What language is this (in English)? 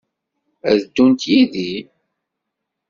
Kabyle